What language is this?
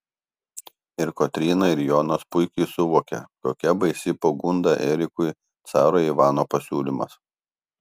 Lithuanian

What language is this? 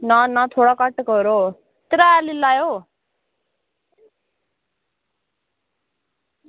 Dogri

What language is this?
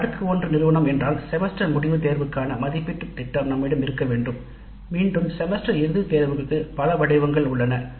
Tamil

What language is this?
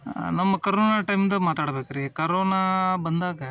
Kannada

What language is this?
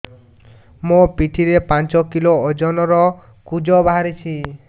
Odia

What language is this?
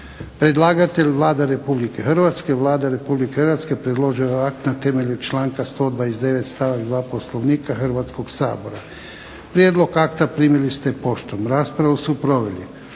Croatian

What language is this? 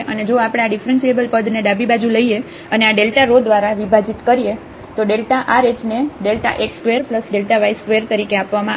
Gujarati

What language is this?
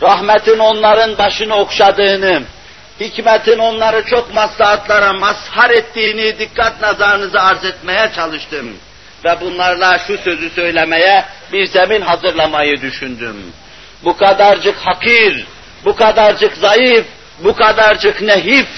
Turkish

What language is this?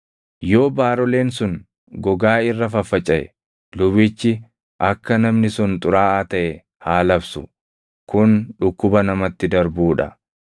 Oromo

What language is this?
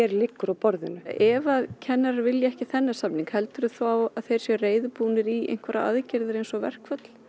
Icelandic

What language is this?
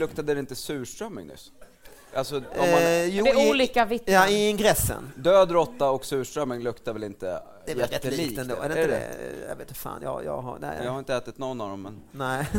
Swedish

